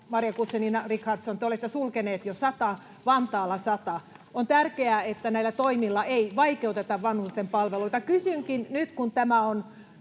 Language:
Finnish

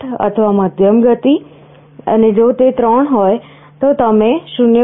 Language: Gujarati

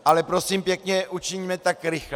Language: Czech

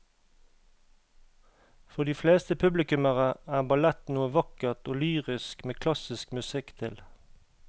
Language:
Norwegian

